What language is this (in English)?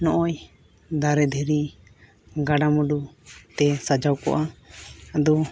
Santali